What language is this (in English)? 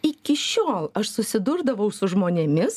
Lithuanian